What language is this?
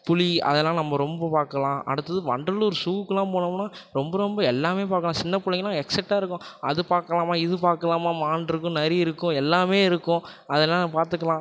Tamil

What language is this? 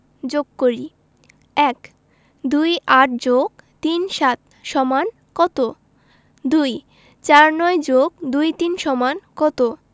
Bangla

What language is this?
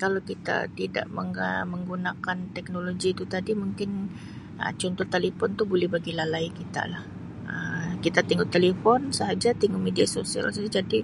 Sabah Malay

